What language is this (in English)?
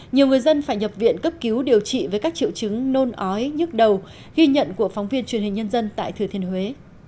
Vietnamese